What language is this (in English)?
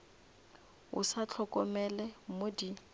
Northern Sotho